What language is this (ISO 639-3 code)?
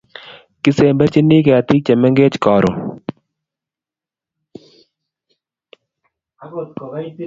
kln